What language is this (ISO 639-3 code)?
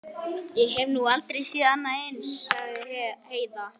isl